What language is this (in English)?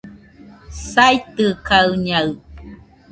Nüpode Huitoto